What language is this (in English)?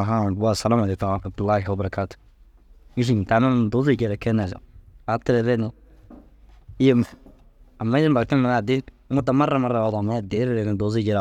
Dazaga